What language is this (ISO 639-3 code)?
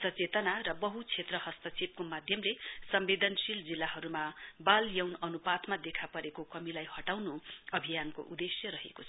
nep